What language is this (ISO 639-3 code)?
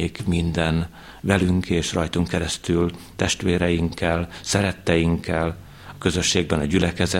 hun